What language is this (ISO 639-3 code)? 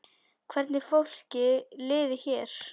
isl